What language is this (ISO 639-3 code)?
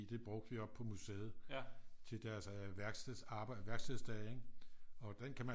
dan